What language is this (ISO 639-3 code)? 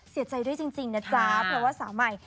tha